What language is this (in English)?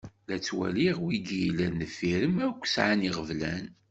Kabyle